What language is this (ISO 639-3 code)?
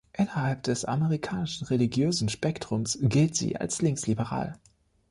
deu